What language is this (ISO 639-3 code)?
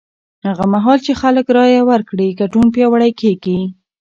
pus